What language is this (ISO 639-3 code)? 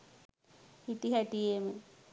sin